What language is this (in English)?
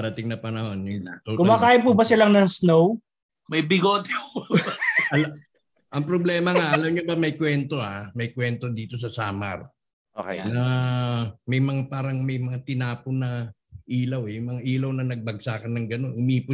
Filipino